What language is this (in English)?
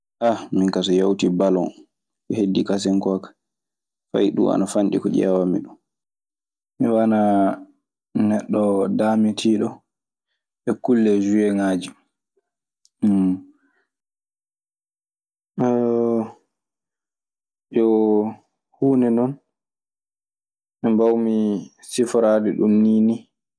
Maasina Fulfulde